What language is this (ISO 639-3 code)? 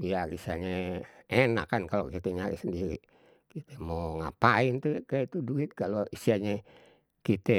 bew